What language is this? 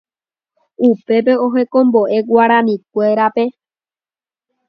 Guarani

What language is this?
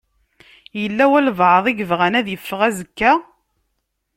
Kabyle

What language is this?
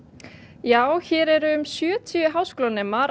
Icelandic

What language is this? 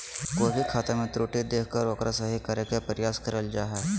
Magahi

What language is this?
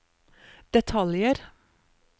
Norwegian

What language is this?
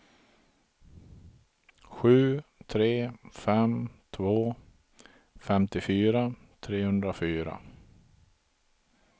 Swedish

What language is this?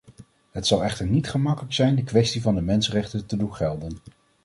Dutch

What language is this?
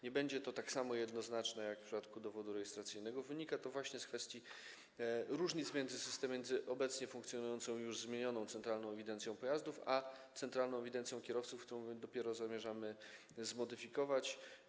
Polish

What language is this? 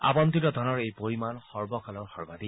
Assamese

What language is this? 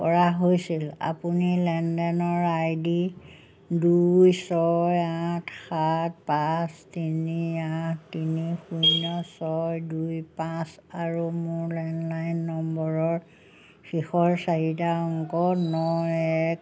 Assamese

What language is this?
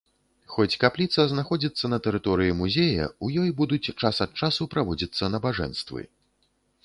Belarusian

